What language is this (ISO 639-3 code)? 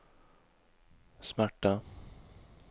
swe